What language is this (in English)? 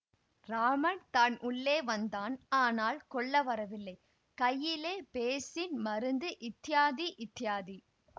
Tamil